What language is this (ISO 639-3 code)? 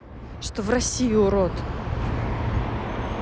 rus